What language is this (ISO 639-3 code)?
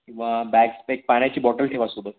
mar